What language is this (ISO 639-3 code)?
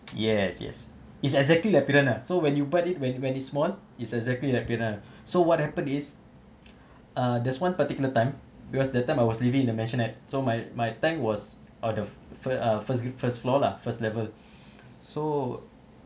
eng